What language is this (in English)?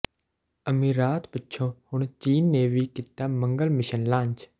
Punjabi